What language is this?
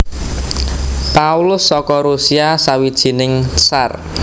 Javanese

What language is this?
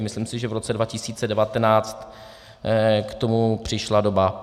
Czech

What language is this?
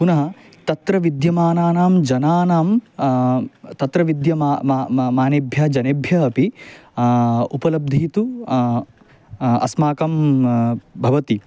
Sanskrit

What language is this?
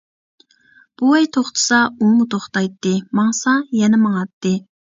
Uyghur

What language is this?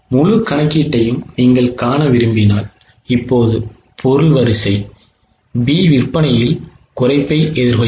Tamil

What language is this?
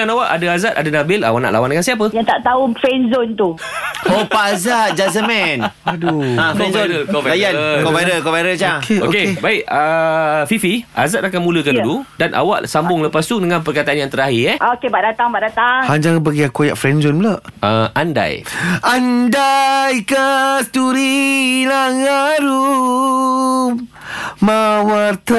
Malay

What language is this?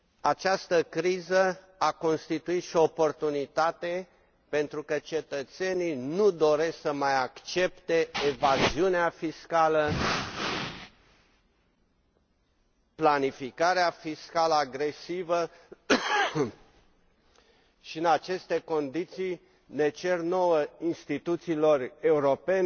Romanian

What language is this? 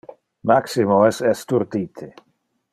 Interlingua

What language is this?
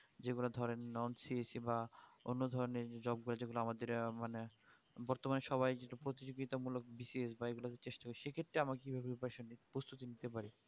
Bangla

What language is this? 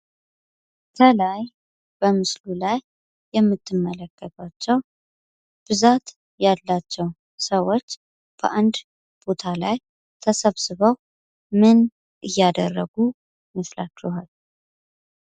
Amharic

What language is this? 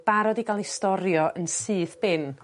Welsh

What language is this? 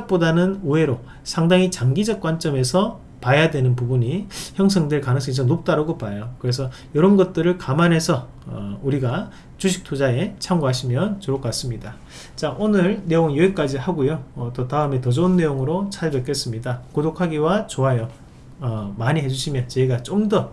Korean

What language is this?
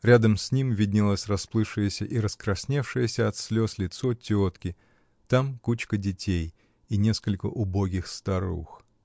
Russian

